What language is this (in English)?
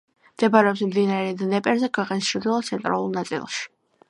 Georgian